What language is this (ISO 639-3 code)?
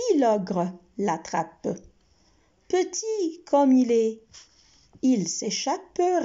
fra